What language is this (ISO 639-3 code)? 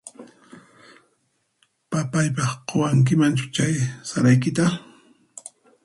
qxp